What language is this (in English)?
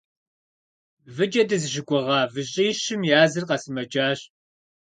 Kabardian